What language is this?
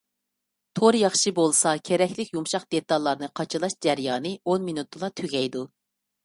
Uyghur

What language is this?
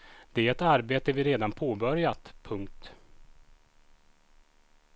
Swedish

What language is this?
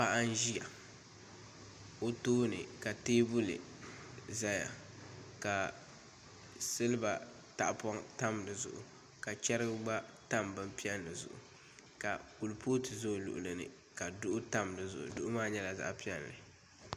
Dagbani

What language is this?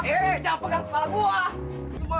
Indonesian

